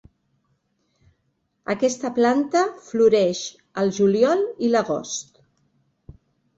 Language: Catalan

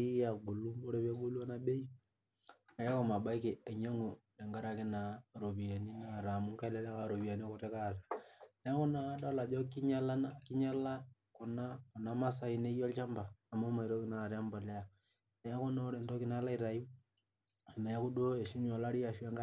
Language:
Masai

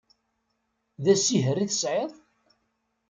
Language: Kabyle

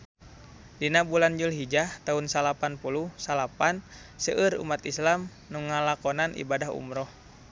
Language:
Sundanese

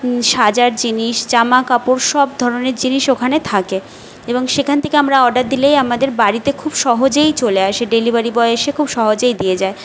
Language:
Bangla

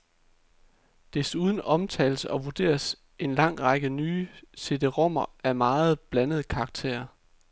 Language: Danish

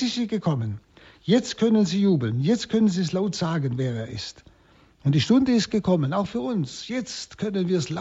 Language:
German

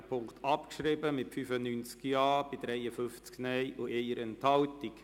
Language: Swiss German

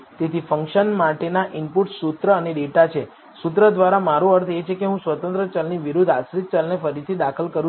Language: Gujarati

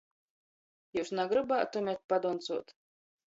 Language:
Latgalian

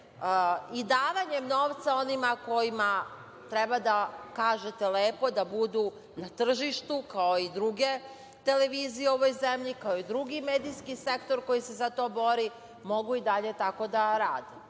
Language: Serbian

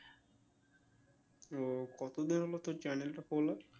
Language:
Bangla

